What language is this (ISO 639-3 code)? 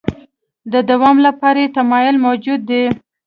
pus